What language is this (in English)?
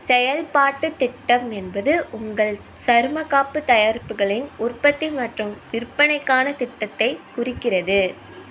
Tamil